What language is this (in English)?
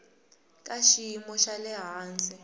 Tsonga